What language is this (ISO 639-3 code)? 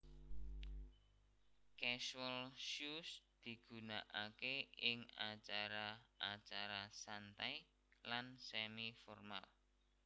jav